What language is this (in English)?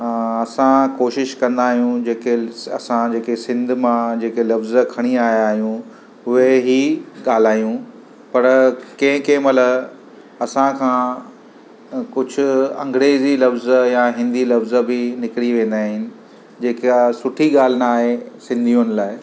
Sindhi